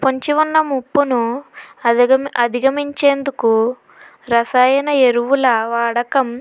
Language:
Telugu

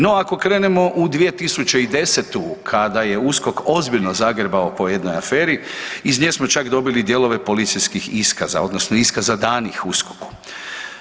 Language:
Croatian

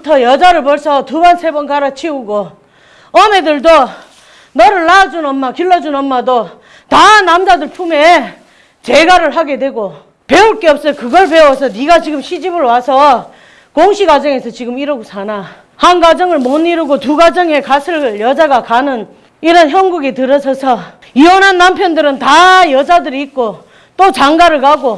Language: Korean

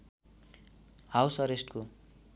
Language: Nepali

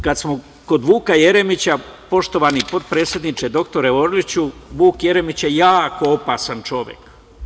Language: Serbian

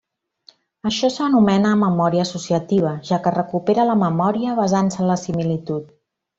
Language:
Catalan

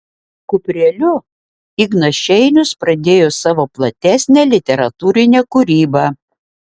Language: Lithuanian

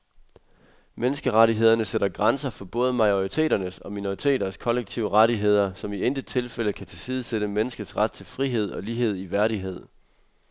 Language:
Danish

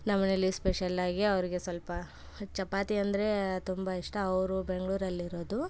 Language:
Kannada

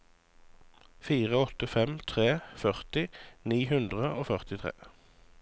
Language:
Norwegian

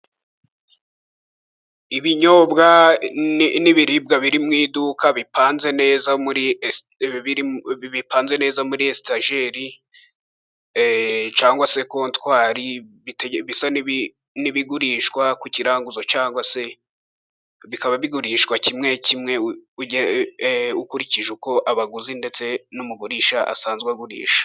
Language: Kinyarwanda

